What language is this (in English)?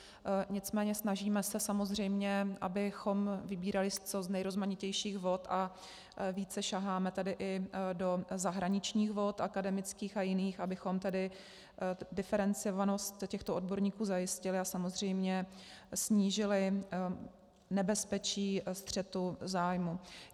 Czech